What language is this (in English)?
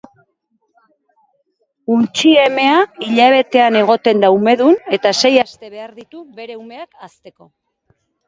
Basque